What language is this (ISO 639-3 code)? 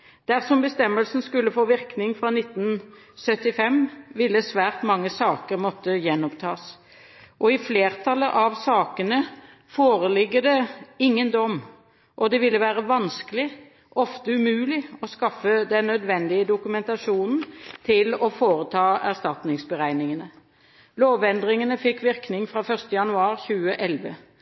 nob